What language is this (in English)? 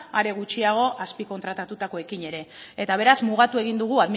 Basque